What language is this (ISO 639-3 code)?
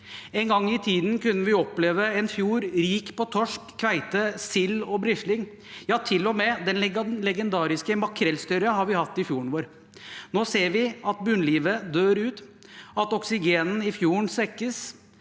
nor